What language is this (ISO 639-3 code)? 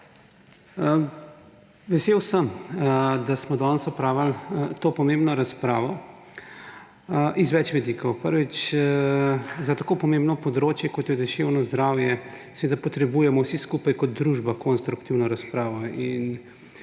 slv